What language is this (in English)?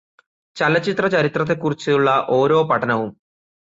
Malayalam